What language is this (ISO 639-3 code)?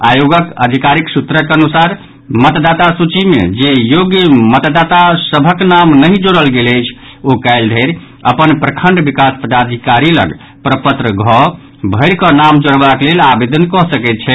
mai